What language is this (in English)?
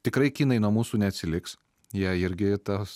Lithuanian